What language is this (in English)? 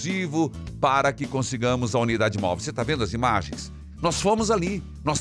Portuguese